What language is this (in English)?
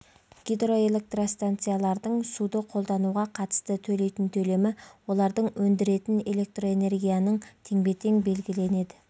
Kazakh